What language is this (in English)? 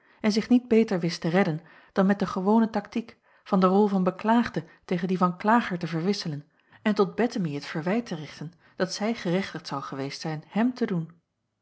Dutch